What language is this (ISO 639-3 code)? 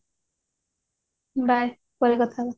ori